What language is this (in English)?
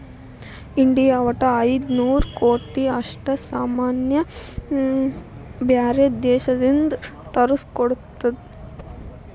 Kannada